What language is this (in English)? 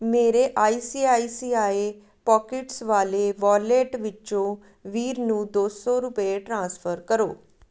Punjabi